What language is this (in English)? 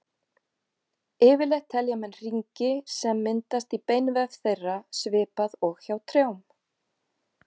Icelandic